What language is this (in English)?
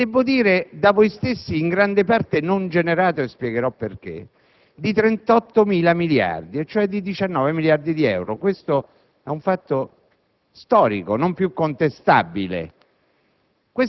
Italian